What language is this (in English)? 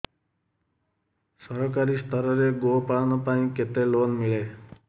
Odia